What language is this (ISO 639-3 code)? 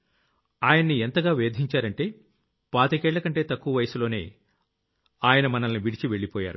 tel